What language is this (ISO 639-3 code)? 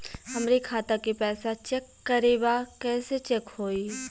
bho